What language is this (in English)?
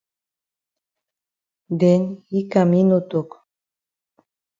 Cameroon Pidgin